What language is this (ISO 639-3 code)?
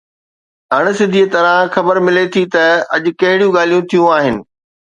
snd